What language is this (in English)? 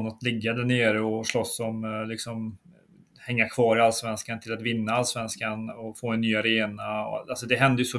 Swedish